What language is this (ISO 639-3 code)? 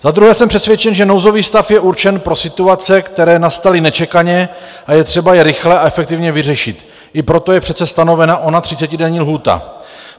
ces